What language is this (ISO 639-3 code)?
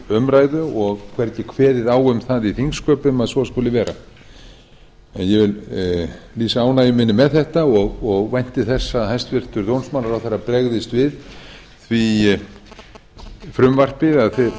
isl